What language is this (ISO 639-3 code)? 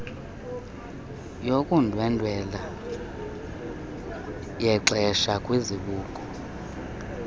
xho